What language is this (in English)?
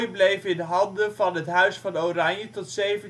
Dutch